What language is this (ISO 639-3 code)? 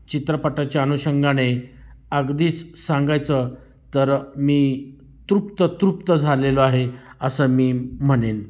mar